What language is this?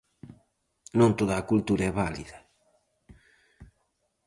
Galician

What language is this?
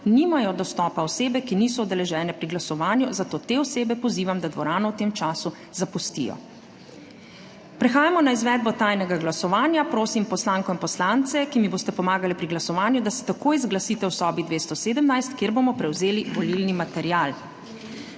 Slovenian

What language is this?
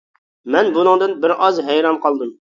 Uyghur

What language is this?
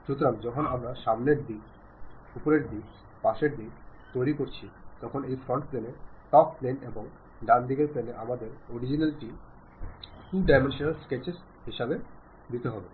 Bangla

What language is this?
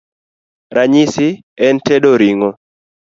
Luo (Kenya and Tanzania)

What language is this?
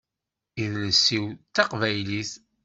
Kabyle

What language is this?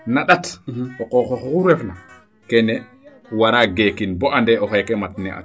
Serer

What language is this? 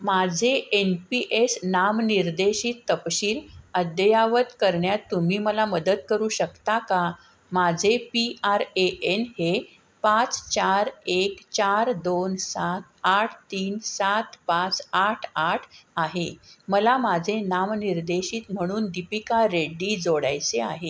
Marathi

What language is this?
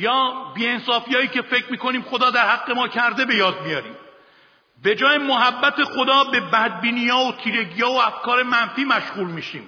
Persian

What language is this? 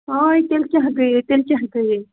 Kashmiri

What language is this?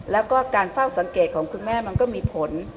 Thai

